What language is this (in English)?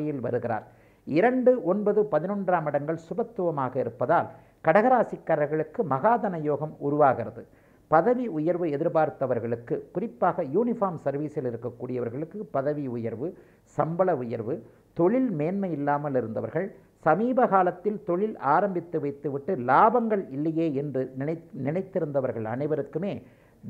Tamil